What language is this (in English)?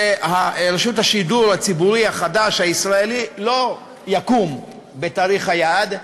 Hebrew